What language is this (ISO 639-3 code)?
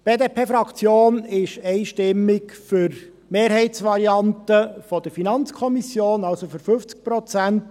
gsw